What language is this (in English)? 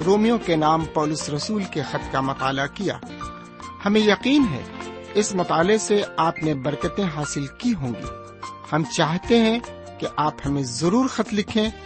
Urdu